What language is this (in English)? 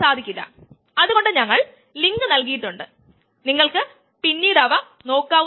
Malayalam